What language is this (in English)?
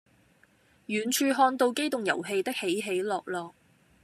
Cantonese